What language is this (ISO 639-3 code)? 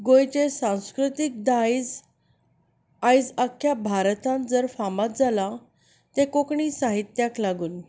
kok